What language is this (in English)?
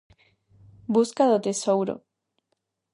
Galician